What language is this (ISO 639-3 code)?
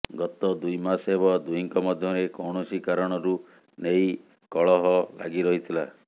ori